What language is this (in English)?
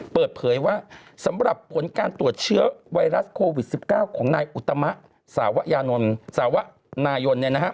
Thai